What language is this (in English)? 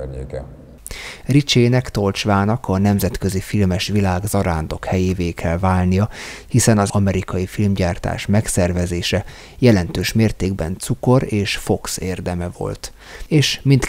Hungarian